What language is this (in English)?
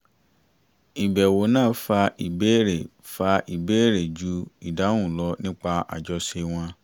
Yoruba